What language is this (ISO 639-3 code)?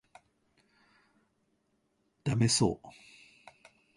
jpn